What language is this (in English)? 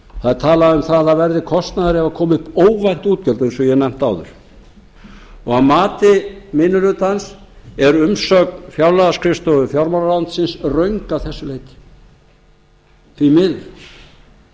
Icelandic